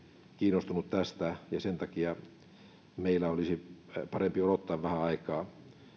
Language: Finnish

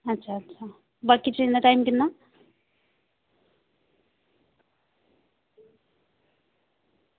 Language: Dogri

